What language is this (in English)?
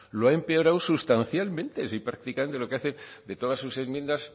Spanish